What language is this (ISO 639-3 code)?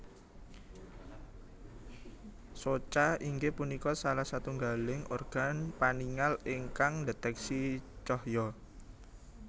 jav